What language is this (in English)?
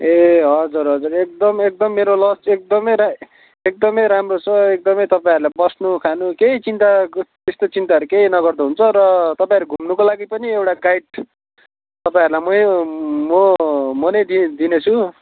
Nepali